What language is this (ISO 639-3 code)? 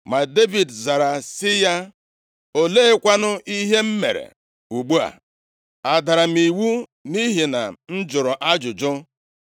ibo